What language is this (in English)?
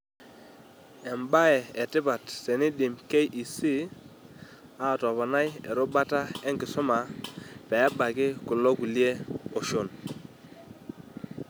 Masai